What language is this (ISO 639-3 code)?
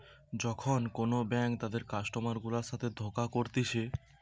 ben